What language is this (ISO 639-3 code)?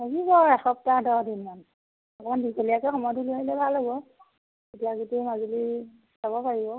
asm